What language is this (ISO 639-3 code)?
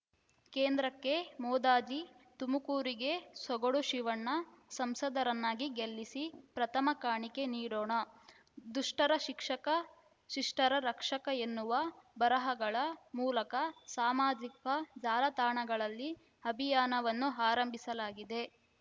kan